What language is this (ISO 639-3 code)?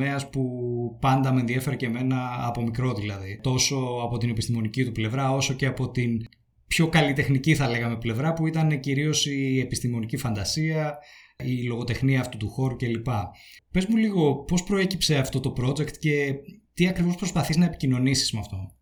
ell